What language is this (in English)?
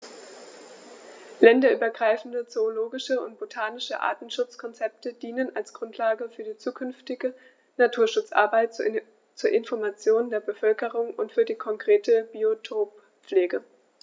German